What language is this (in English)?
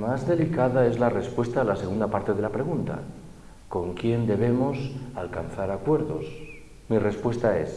Spanish